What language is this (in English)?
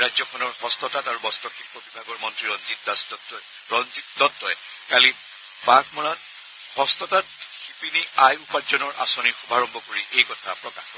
Assamese